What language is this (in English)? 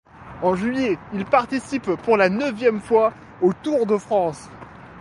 French